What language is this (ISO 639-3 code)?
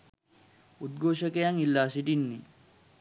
sin